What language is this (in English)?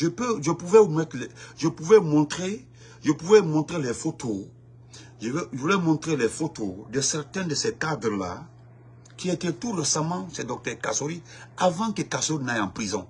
French